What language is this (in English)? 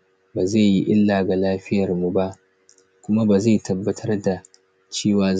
Hausa